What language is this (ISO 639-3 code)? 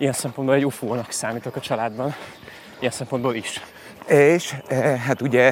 hun